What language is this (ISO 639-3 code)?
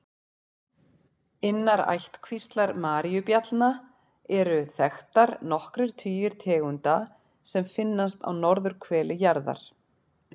isl